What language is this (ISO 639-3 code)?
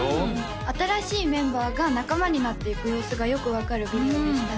jpn